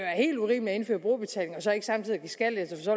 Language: Danish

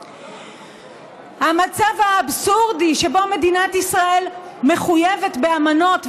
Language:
Hebrew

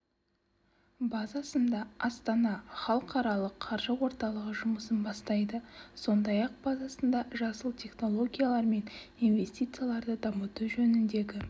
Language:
Kazakh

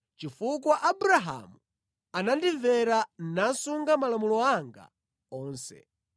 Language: Nyanja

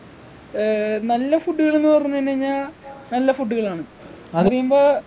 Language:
Malayalam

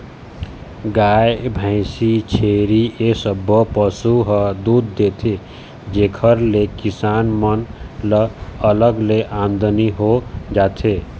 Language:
Chhattisgarhi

